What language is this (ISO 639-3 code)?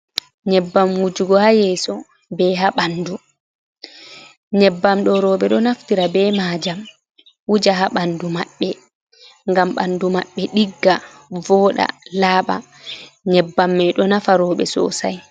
ful